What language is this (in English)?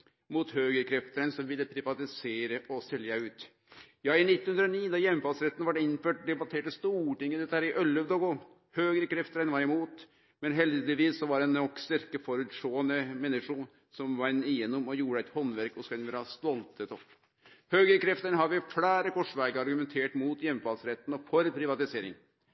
Norwegian Nynorsk